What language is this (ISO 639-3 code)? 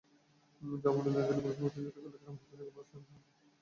ben